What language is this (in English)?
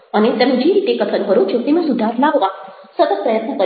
Gujarati